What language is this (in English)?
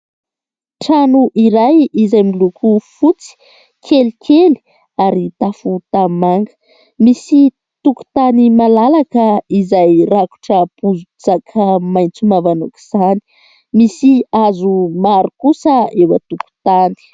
Malagasy